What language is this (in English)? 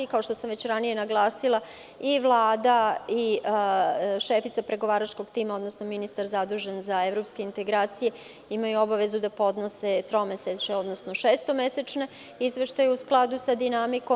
Serbian